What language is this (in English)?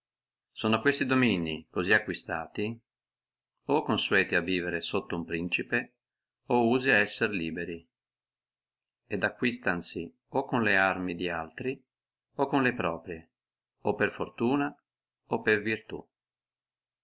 Italian